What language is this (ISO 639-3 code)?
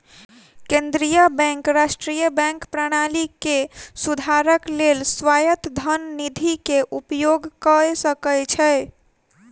mai